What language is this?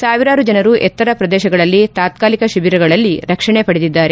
Kannada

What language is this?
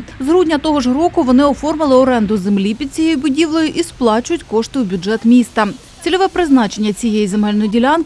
Ukrainian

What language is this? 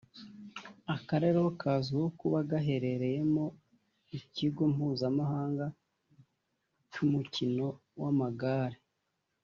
Kinyarwanda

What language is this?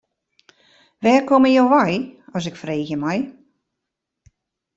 Western Frisian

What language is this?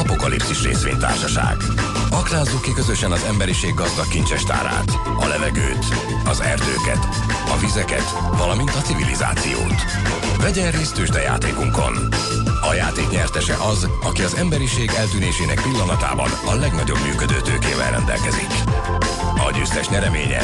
Hungarian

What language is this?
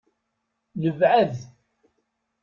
Kabyle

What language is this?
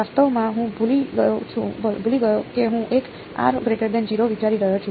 Gujarati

